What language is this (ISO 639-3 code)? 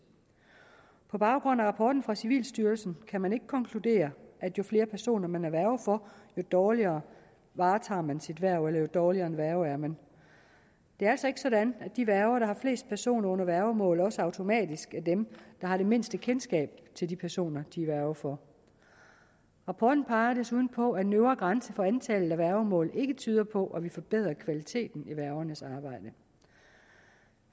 dan